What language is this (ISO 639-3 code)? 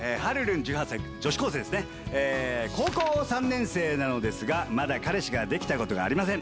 jpn